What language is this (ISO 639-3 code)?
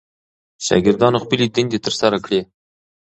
pus